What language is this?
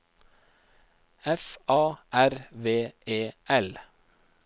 Norwegian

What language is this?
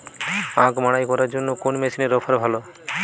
Bangla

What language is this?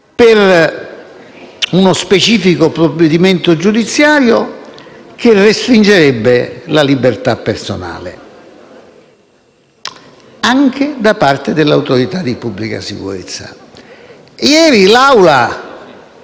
Italian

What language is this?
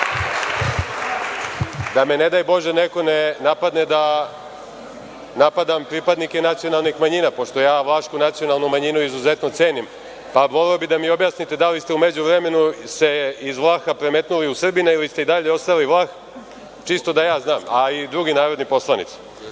Serbian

